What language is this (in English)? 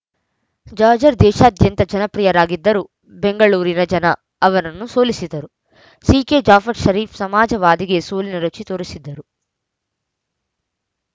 Kannada